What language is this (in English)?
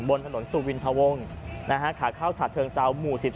Thai